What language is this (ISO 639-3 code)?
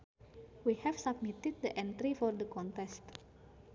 sun